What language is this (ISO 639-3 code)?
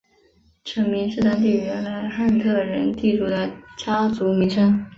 zho